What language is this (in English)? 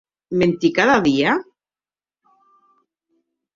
Occitan